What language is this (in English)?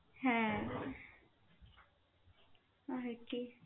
Bangla